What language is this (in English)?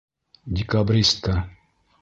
Bashkir